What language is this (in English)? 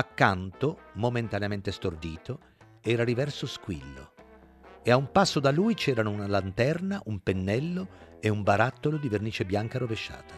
Italian